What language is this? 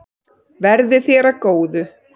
Icelandic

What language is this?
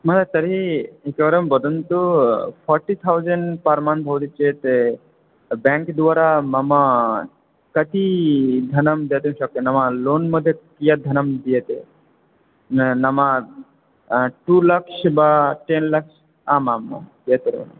Sanskrit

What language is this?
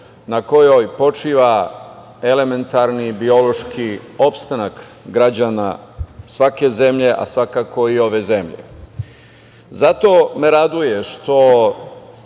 Serbian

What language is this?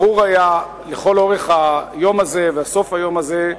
Hebrew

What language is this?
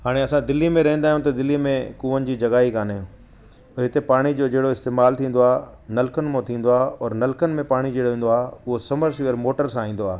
Sindhi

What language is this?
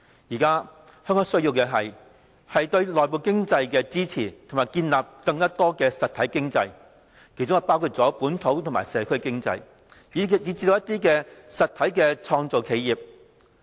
Cantonese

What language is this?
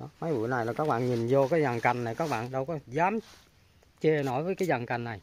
Vietnamese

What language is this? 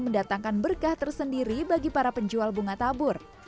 Indonesian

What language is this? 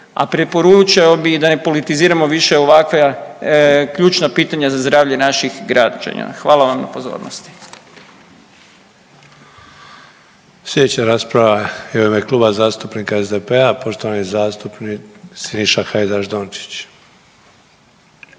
Croatian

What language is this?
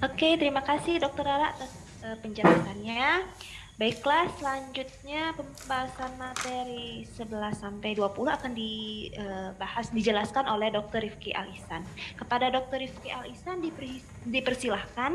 Indonesian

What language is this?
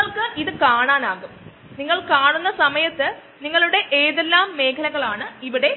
Malayalam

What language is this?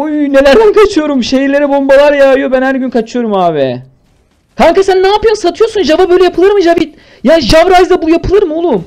Turkish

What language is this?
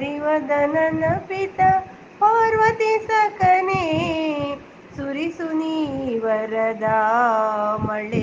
Kannada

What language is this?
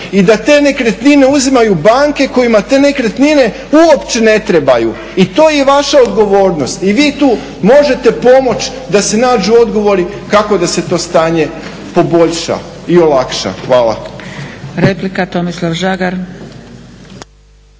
Croatian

